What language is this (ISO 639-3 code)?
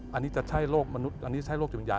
tha